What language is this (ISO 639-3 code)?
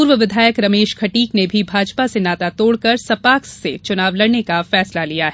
hin